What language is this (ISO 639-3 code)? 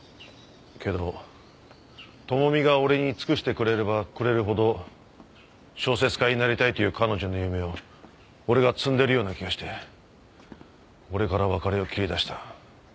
jpn